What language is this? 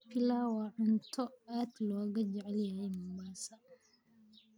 Somali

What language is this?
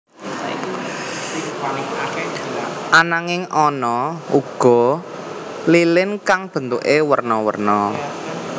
Javanese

